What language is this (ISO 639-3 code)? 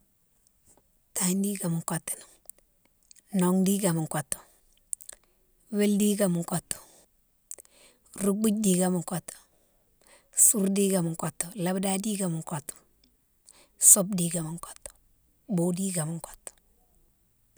msw